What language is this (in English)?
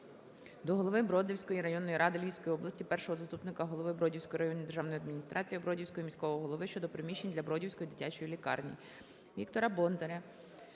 Ukrainian